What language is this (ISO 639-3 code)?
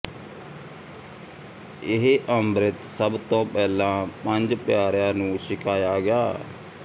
pan